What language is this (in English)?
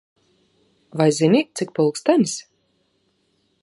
Latvian